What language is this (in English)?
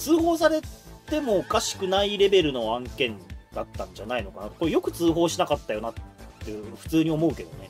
Japanese